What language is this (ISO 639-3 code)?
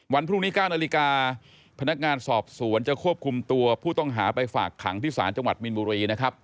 tha